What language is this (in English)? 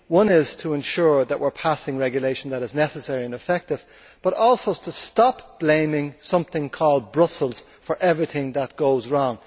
English